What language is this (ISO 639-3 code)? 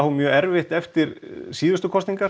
isl